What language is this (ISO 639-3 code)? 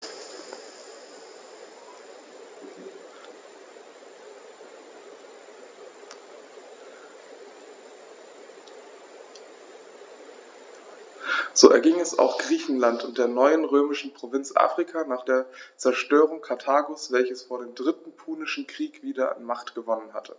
deu